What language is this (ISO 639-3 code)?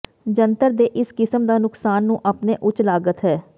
pan